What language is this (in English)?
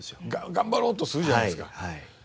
Japanese